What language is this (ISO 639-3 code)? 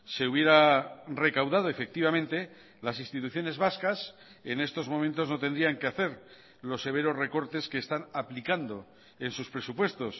spa